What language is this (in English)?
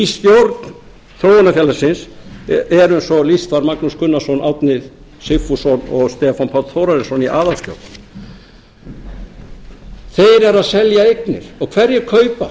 Icelandic